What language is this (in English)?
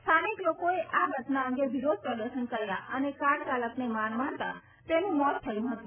Gujarati